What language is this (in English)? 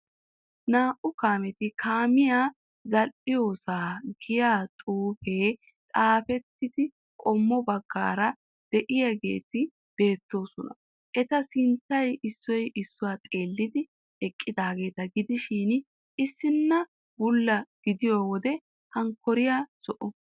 Wolaytta